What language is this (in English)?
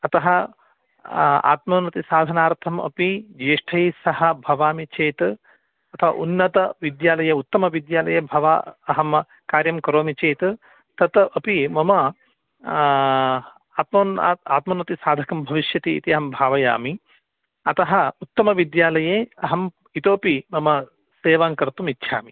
Sanskrit